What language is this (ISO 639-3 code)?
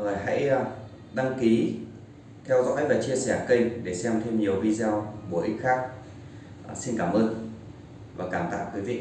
vie